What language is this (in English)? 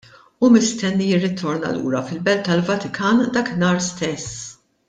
Maltese